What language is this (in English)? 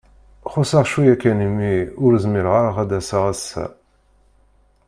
Kabyle